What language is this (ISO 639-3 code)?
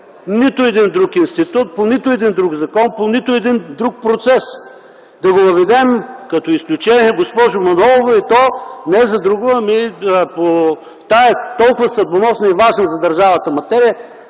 bul